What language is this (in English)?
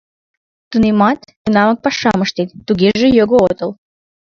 Mari